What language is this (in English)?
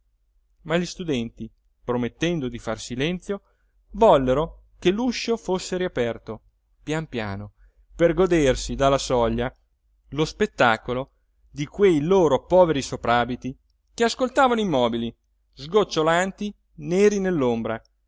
Italian